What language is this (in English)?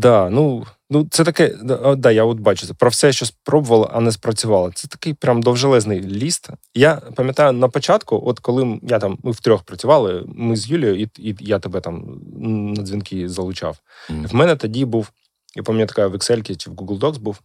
Ukrainian